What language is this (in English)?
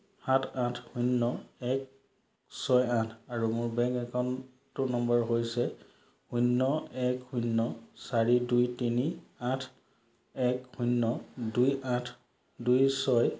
Assamese